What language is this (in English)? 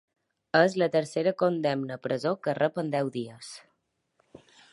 Catalan